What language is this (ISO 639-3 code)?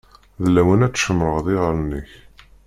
kab